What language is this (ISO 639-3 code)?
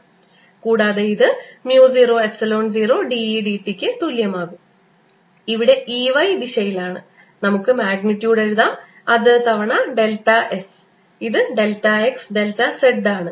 mal